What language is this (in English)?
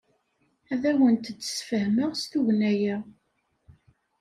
Kabyle